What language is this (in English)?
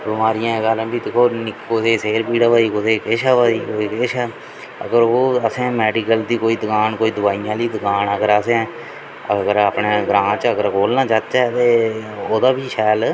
Dogri